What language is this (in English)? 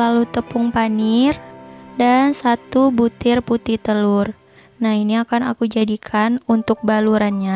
Indonesian